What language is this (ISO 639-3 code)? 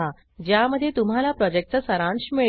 mar